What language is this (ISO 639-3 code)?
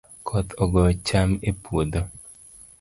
luo